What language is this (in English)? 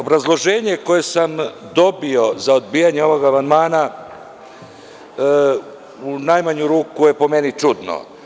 Serbian